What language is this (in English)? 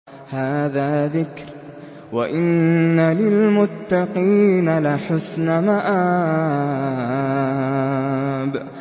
Arabic